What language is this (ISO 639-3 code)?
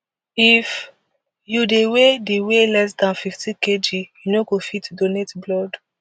pcm